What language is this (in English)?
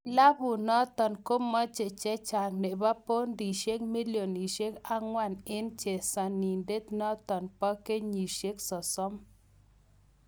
Kalenjin